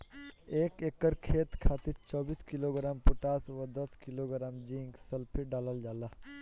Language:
Bhojpuri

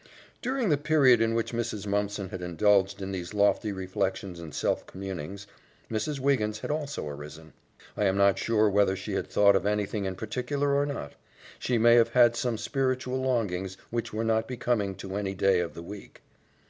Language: English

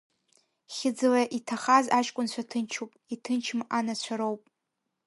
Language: Abkhazian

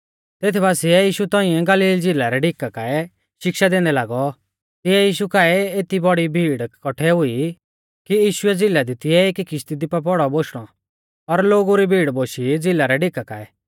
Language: Mahasu Pahari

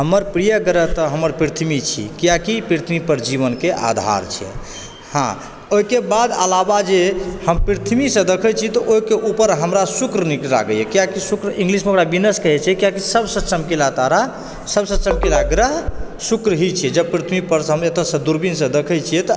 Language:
Maithili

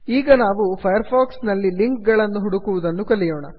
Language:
Kannada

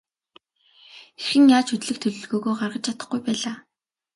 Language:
Mongolian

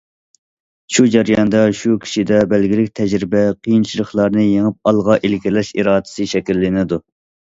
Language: Uyghur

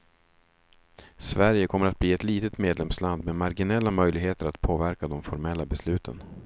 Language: Swedish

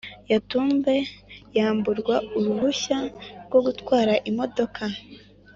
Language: Kinyarwanda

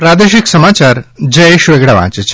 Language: Gujarati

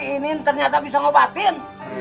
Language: Indonesian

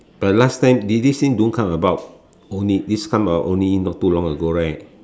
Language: English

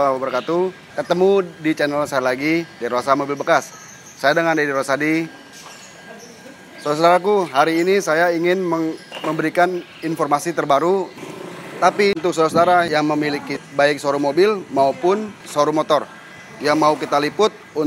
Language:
Indonesian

